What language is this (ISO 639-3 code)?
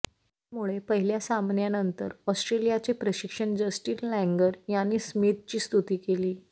mar